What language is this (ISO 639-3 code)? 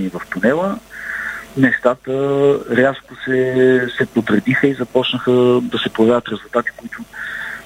bul